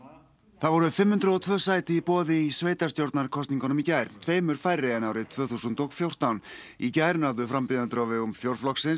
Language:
Icelandic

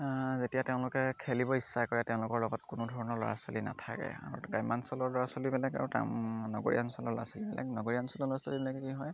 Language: Assamese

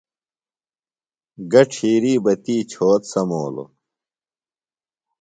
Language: Phalura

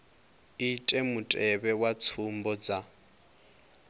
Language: Venda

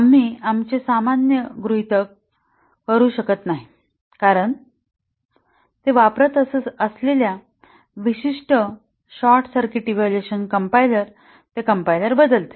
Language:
Marathi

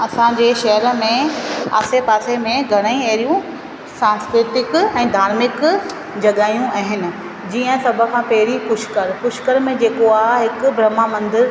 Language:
Sindhi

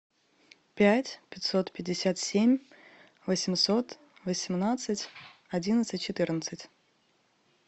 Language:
Russian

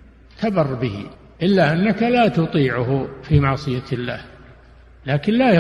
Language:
Arabic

